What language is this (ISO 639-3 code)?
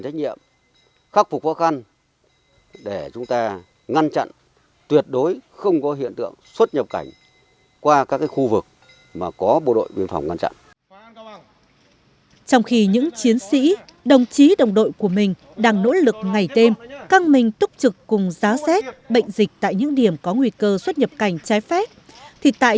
vie